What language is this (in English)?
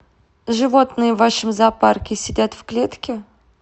Russian